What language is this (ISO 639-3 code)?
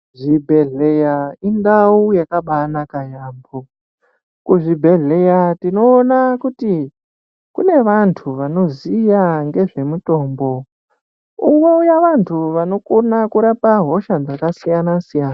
ndc